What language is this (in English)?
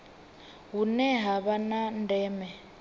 Venda